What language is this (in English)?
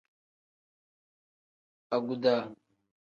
Tem